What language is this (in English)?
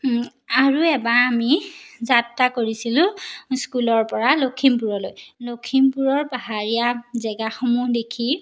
Assamese